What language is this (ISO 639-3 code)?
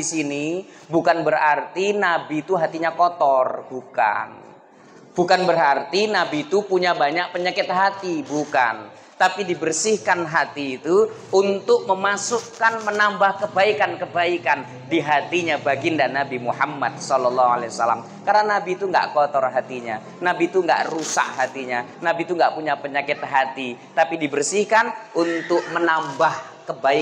ind